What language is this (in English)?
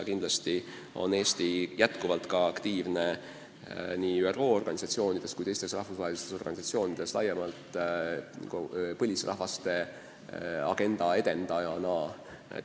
Estonian